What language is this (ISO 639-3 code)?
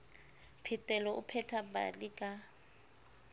sot